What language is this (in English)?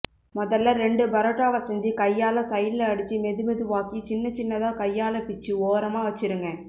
Tamil